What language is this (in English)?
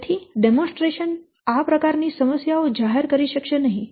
Gujarati